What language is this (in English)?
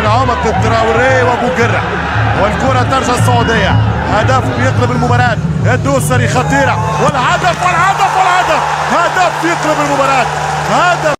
Arabic